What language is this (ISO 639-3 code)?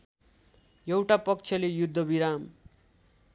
nep